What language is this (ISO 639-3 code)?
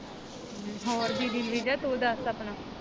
pan